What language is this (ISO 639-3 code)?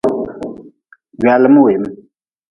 nmz